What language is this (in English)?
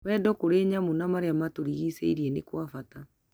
Kikuyu